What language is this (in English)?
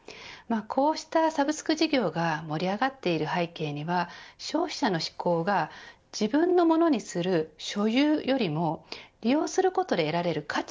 Japanese